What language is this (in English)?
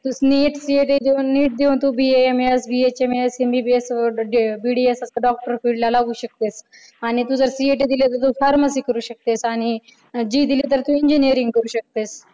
Marathi